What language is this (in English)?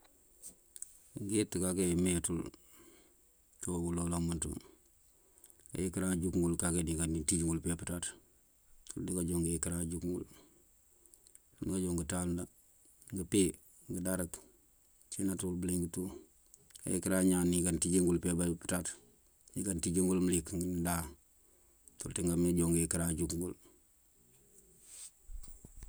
Mandjak